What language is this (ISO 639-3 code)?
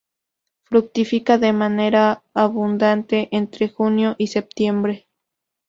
spa